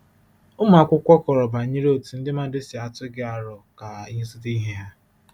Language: Igbo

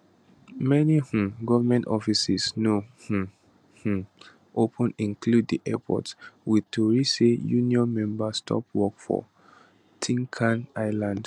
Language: Nigerian Pidgin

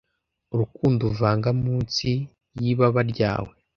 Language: Kinyarwanda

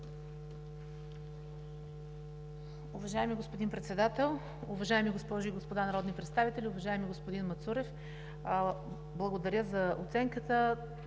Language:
Bulgarian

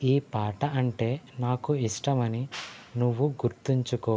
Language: Telugu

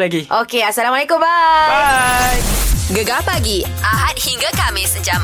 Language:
Malay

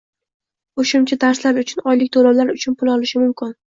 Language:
Uzbek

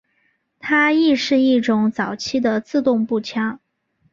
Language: Chinese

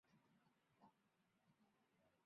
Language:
Chinese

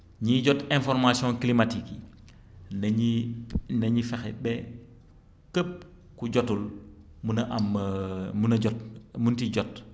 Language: Wolof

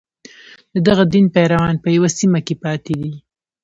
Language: Pashto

